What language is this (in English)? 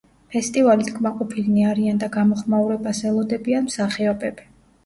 Georgian